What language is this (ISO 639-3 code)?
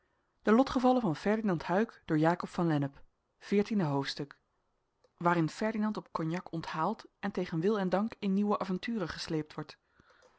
nld